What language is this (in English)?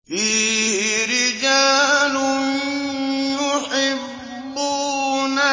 Arabic